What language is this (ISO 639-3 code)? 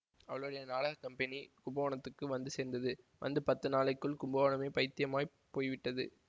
tam